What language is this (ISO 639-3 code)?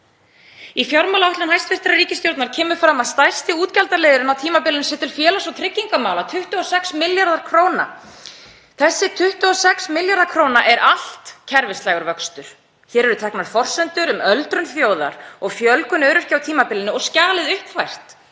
isl